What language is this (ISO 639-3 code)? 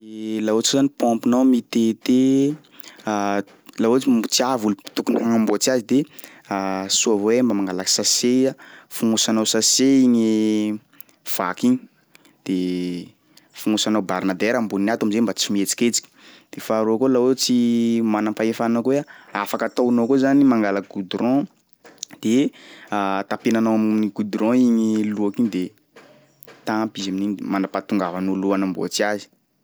skg